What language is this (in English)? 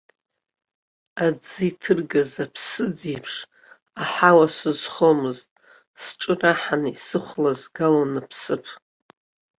Abkhazian